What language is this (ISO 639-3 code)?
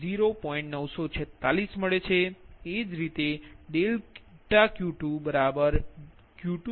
guj